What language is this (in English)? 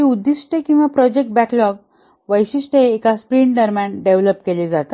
Marathi